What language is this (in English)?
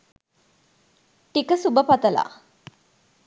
Sinhala